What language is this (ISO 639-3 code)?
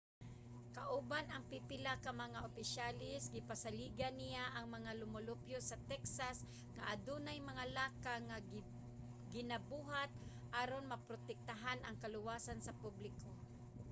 ceb